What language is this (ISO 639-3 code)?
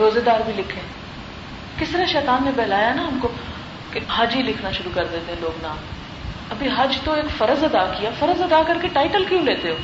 urd